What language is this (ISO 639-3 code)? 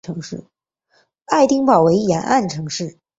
zho